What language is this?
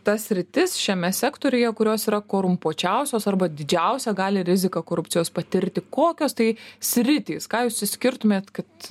Lithuanian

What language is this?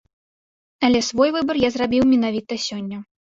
Belarusian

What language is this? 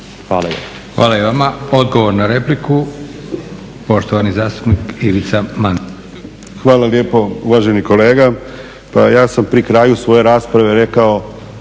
Croatian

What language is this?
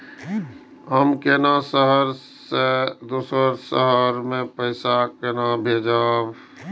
Maithili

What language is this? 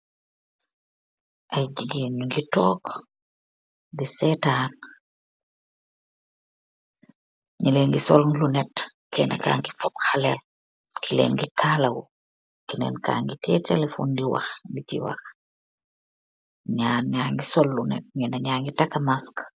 Wolof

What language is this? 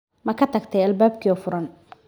Somali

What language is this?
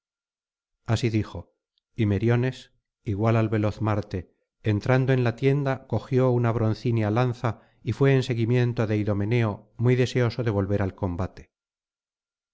Spanish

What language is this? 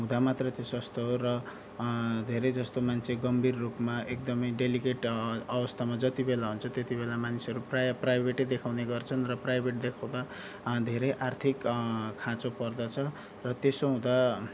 Nepali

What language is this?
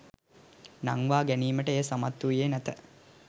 Sinhala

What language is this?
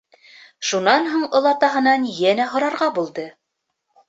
Bashkir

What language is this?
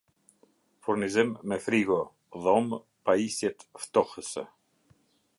Albanian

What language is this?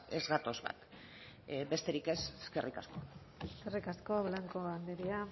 Basque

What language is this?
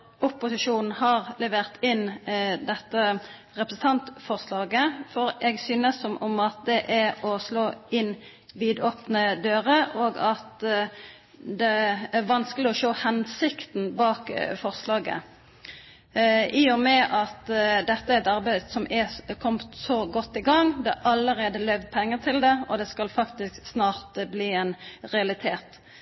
Norwegian Bokmål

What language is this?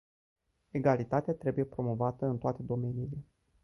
Romanian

